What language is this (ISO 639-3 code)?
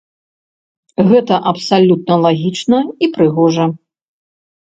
bel